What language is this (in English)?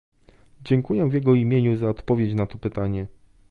Polish